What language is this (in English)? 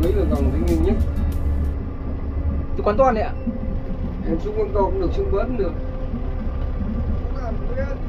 Vietnamese